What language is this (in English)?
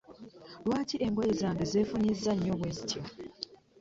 Ganda